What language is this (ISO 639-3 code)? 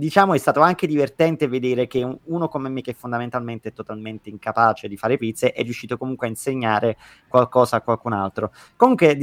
ita